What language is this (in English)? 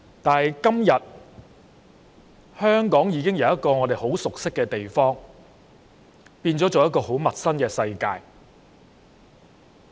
Cantonese